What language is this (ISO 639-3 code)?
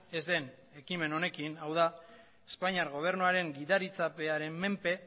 eus